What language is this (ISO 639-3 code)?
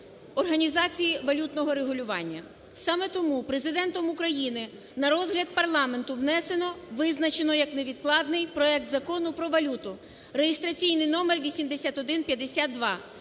ukr